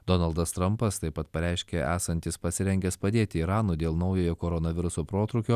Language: Lithuanian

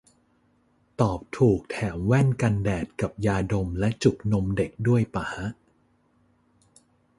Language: Thai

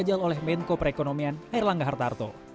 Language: Indonesian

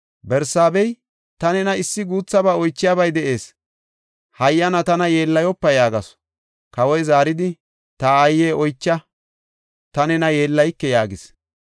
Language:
Gofa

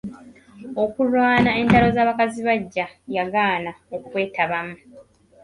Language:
Ganda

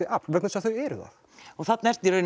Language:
Icelandic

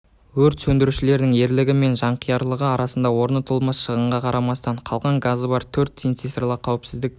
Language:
Kazakh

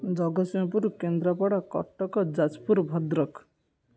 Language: Odia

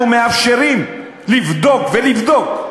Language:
Hebrew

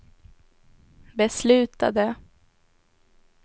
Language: Swedish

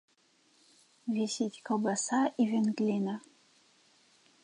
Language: Belarusian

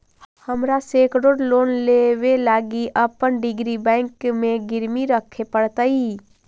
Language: Magahi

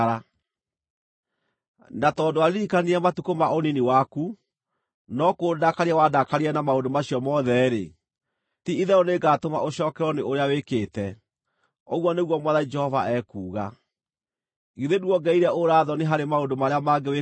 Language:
Kikuyu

